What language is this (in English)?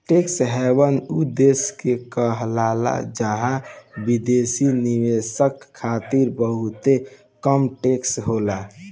Bhojpuri